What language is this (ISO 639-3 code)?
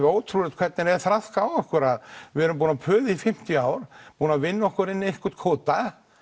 isl